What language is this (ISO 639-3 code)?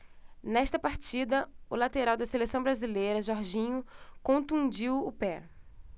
por